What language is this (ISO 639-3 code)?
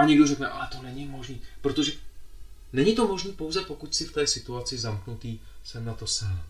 ces